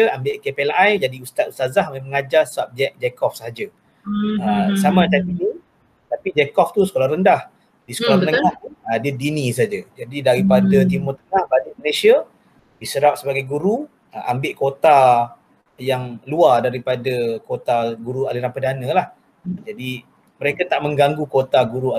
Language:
Malay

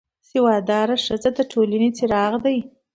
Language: Pashto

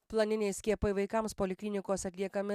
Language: Lithuanian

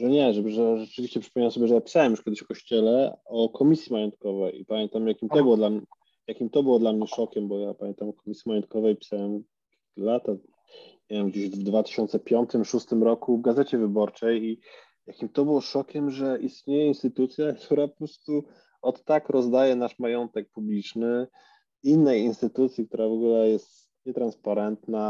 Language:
Polish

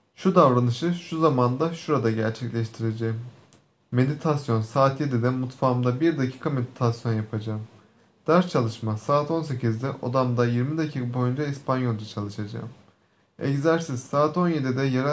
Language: Turkish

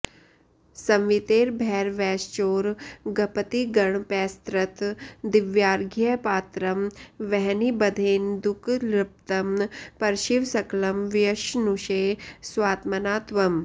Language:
Sanskrit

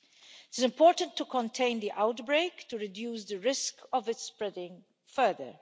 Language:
English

